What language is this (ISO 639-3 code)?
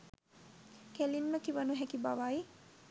sin